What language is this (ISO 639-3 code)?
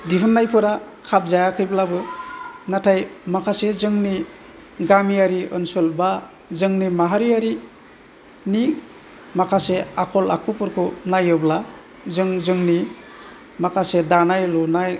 brx